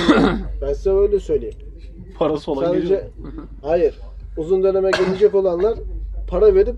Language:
Turkish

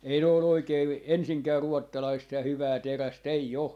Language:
Finnish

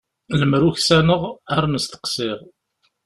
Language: Kabyle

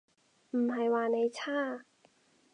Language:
Cantonese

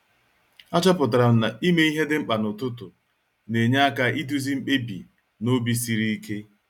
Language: Igbo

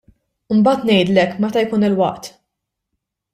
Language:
Maltese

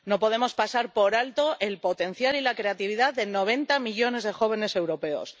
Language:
Spanish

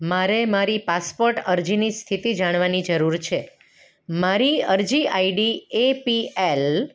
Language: Gujarati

